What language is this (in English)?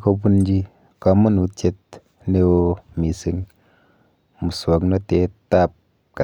Kalenjin